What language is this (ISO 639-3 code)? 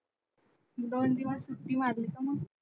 mar